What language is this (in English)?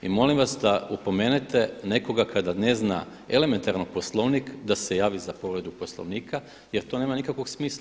Croatian